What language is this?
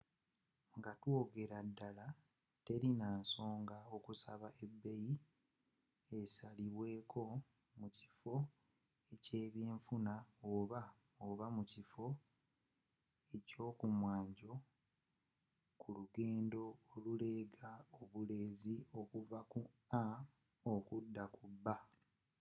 Ganda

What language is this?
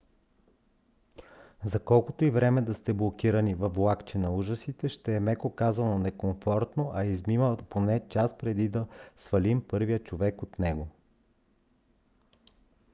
Bulgarian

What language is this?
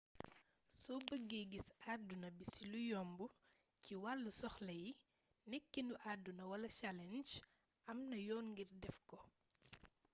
Wolof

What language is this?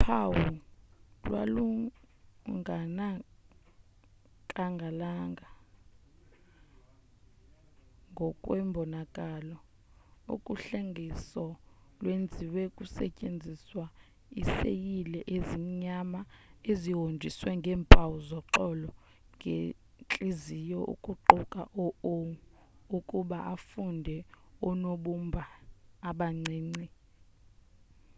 Xhosa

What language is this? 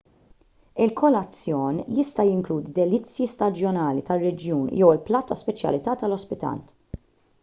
Maltese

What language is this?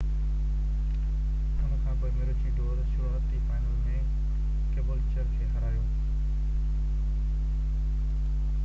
Sindhi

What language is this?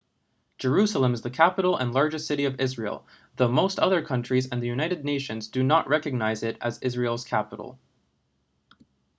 English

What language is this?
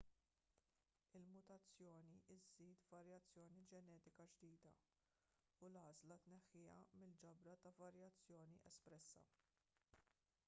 Maltese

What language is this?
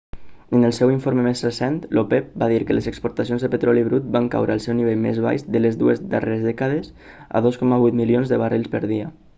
Catalan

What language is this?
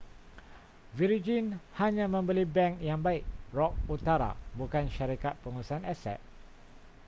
Malay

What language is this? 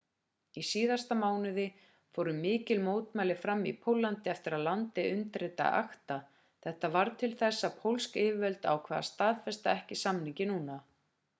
Icelandic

